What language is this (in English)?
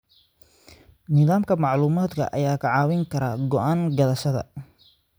Somali